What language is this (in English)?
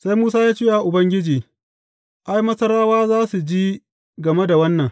Hausa